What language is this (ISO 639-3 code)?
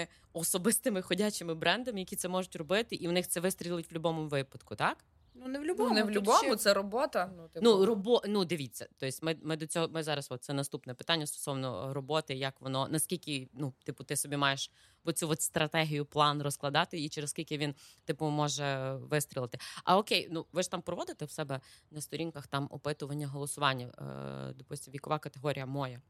ukr